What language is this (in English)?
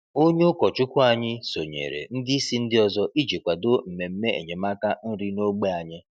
Igbo